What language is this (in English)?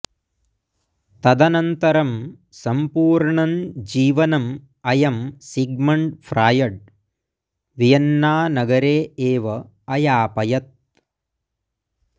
Sanskrit